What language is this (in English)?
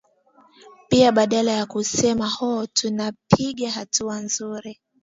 Swahili